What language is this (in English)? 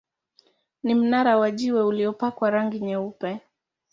Swahili